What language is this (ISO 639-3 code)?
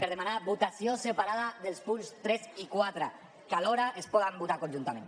cat